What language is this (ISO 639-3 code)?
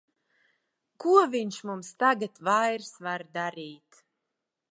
lav